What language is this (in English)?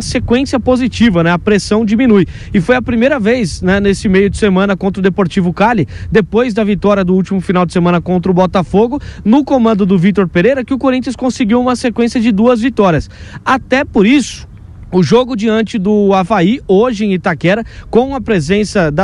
Portuguese